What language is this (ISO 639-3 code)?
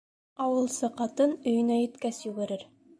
bak